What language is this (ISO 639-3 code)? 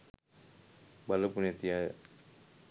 sin